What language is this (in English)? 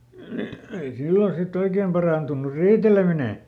Finnish